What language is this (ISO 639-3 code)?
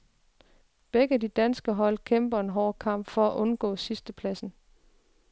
dan